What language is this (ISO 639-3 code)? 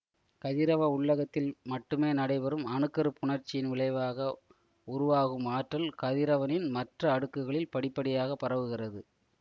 tam